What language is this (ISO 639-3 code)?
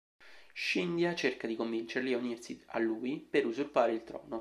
ita